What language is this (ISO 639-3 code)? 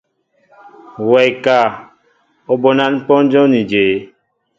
mbo